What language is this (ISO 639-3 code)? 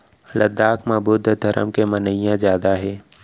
hne